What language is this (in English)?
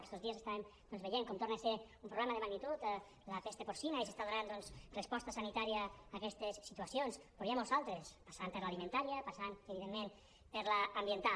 Catalan